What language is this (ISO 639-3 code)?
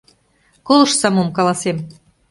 chm